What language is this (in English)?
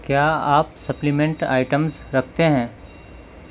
Urdu